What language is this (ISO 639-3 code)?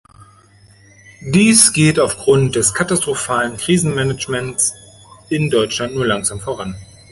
deu